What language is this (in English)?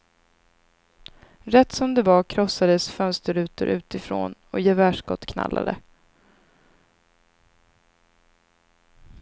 Swedish